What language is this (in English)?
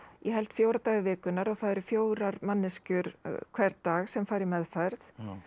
Icelandic